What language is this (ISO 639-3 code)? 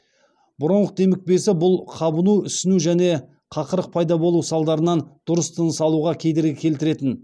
kaz